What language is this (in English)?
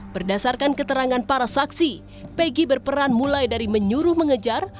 Indonesian